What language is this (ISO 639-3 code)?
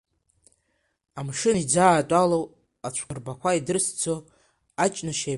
abk